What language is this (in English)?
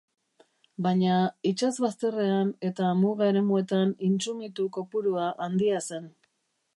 Basque